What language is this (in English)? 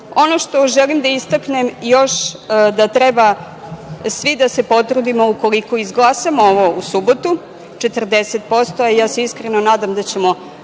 Serbian